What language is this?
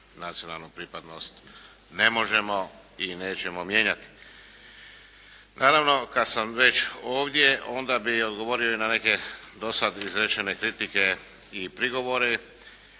Croatian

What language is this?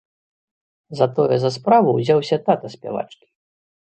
Belarusian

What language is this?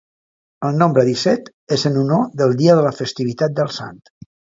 Catalan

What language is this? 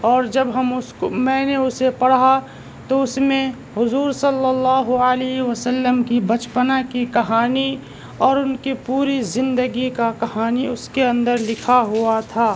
Urdu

